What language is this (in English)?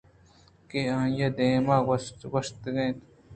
Eastern Balochi